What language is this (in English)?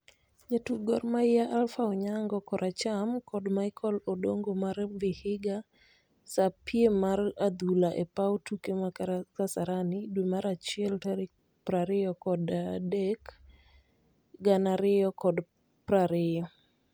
Luo (Kenya and Tanzania)